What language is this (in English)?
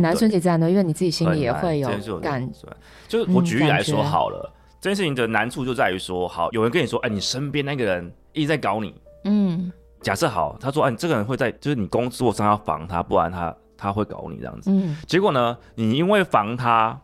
Chinese